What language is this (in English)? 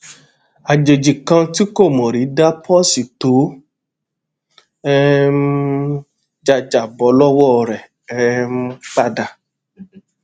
Yoruba